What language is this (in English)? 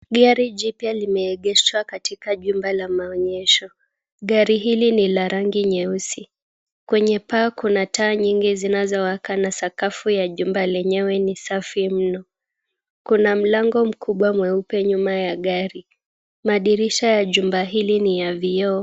Swahili